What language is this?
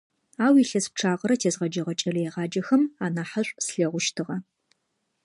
Adyghe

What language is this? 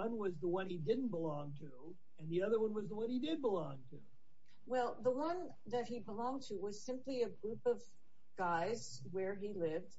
English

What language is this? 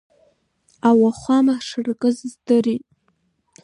Abkhazian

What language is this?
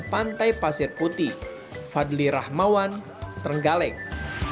Indonesian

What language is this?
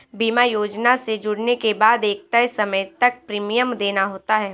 Hindi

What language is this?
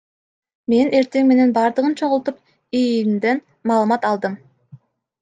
Kyrgyz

